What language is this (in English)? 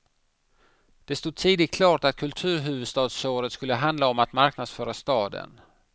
Swedish